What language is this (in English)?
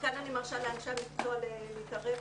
Hebrew